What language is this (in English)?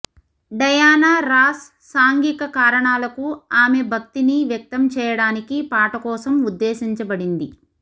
Telugu